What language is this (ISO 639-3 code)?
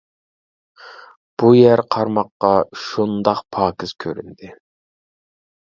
uig